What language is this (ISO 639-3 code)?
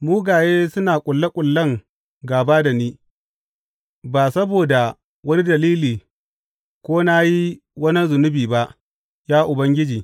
hau